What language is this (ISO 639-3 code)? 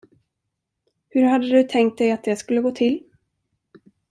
swe